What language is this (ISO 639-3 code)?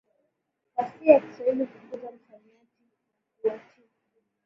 swa